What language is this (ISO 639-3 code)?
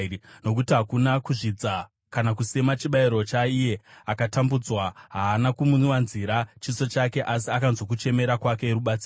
sna